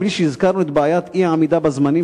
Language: Hebrew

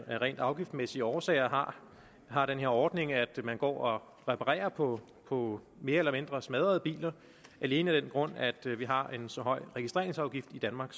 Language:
Danish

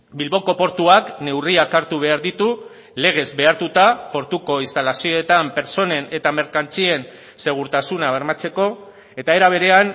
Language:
Basque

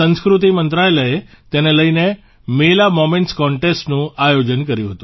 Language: Gujarati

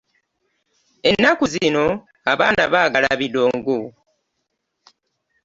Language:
Ganda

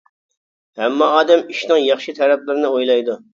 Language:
Uyghur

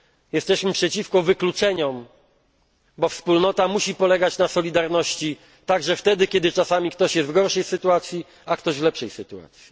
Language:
Polish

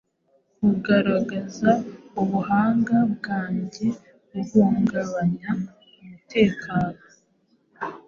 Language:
Kinyarwanda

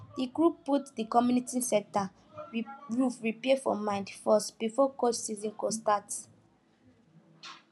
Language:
Nigerian Pidgin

